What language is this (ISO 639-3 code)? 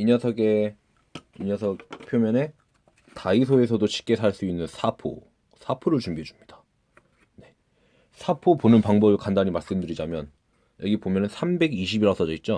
kor